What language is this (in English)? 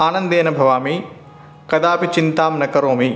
Sanskrit